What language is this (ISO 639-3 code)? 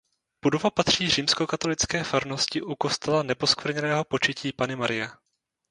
ces